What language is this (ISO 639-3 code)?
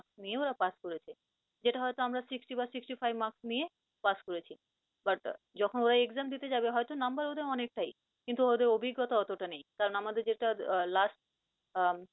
ben